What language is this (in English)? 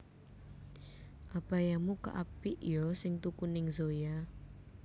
Javanese